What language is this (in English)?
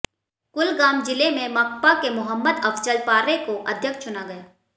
Hindi